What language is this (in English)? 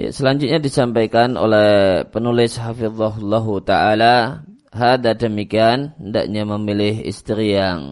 Indonesian